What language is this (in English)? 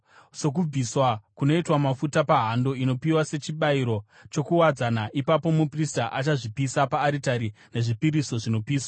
Shona